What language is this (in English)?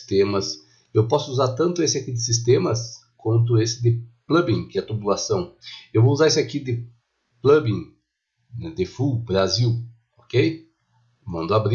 Portuguese